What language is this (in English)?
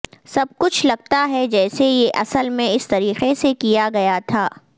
Urdu